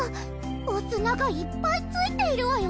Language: Japanese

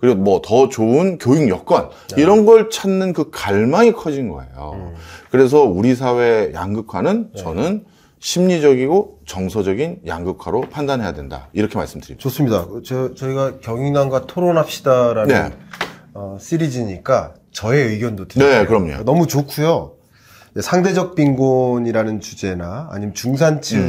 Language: Korean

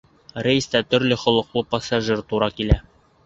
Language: Bashkir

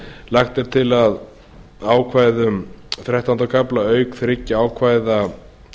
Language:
Icelandic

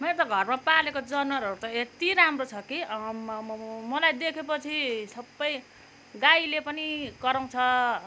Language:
Nepali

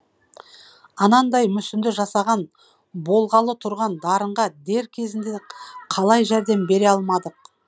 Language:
Kazakh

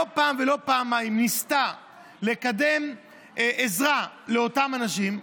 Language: Hebrew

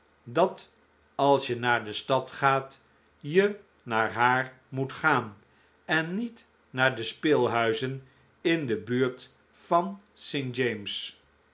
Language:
Dutch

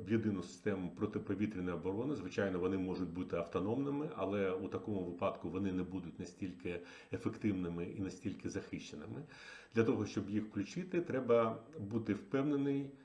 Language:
Ukrainian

